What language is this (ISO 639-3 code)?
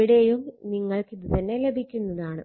mal